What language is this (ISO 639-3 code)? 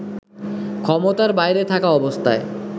ben